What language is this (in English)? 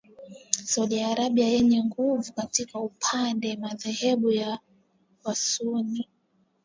Swahili